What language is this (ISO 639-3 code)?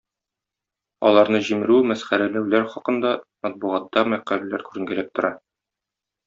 tat